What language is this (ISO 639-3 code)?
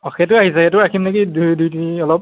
asm